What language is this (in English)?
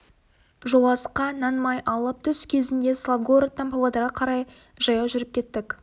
Kazakh